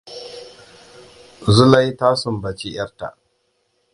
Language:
Hausa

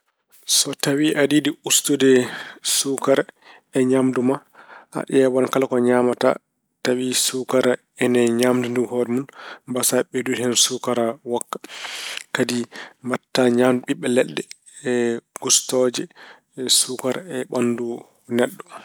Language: Fula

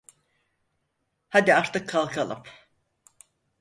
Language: Turkish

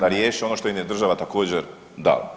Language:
Croatian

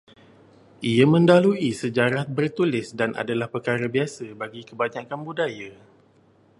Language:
Malay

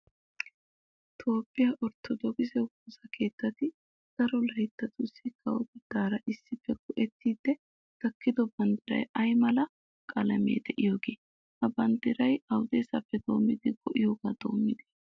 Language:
Wolaytta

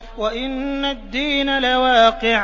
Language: Arabic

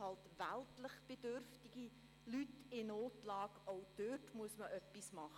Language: Swiss German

